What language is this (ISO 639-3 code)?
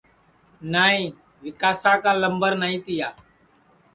ssi